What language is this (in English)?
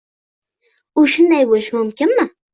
Uzbek